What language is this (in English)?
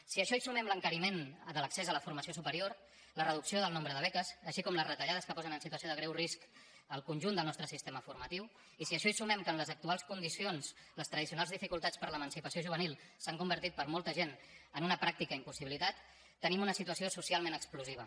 Catalan